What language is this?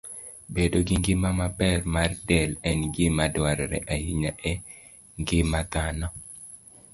Luo (Kenya and Tanzania)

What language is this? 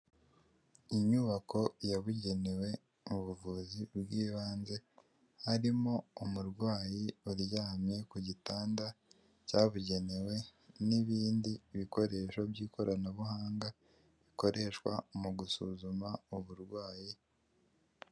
Kinyarwanda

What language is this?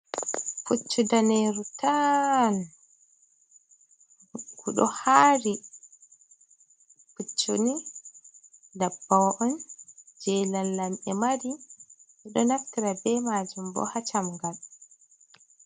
Fula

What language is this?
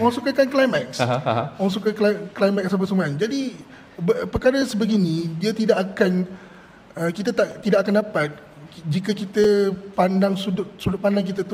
Malay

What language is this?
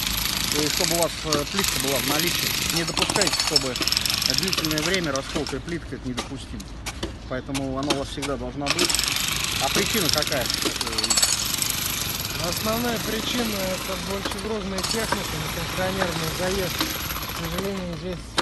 Russian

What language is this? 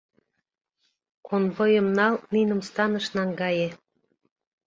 Mari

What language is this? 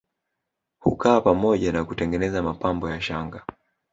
Swahili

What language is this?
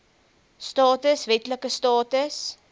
Afrikaans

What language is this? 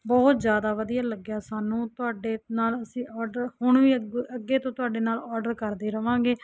Punjabi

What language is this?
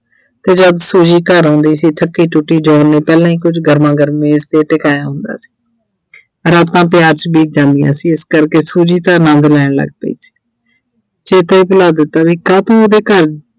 Punjabi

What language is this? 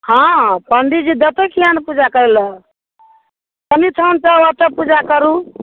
Maithili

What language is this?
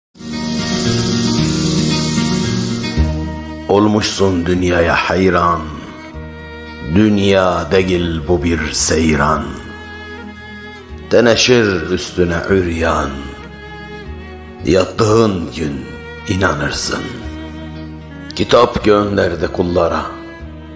Turkish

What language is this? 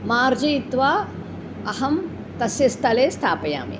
Sanskrit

